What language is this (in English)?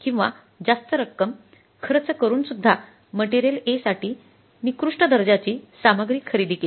Marathi